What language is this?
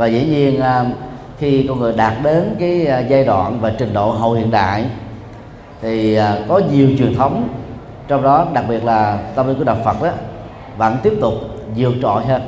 Vietnamese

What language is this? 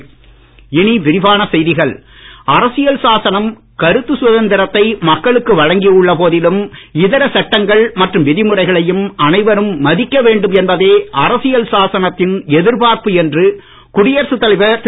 Tamil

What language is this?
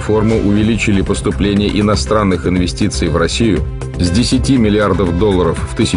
Russian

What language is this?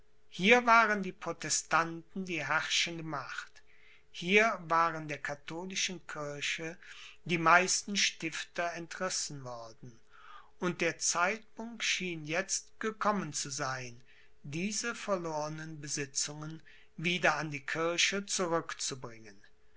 German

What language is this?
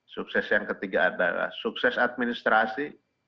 Indonesian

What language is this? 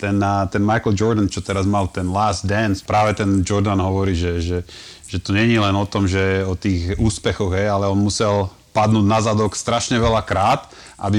Slovak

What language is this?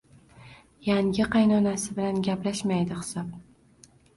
Uzbek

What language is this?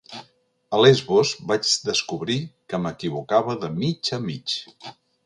Catalan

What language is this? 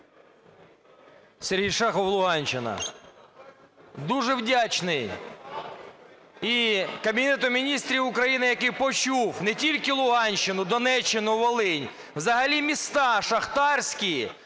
Ukrainian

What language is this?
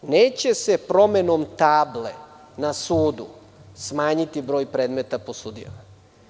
Serbian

